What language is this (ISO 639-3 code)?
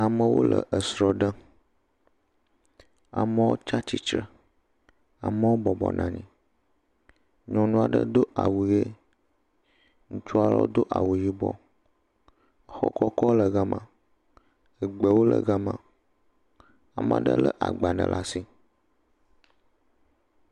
ewe